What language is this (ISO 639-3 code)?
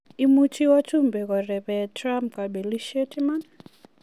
kln